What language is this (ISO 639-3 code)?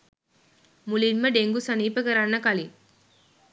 sin